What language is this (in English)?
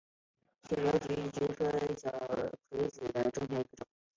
Chinese